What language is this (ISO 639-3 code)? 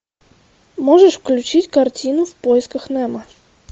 rus